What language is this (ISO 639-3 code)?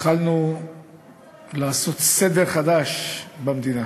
heb